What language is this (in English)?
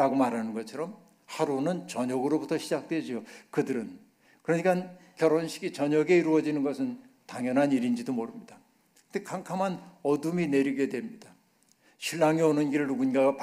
Korean